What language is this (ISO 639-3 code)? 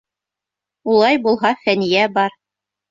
bak